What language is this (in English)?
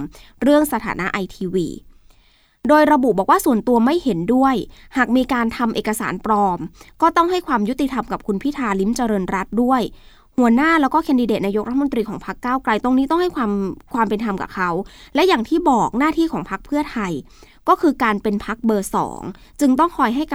Thai